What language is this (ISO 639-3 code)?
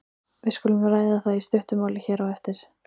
isl